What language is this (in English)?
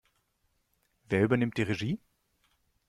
German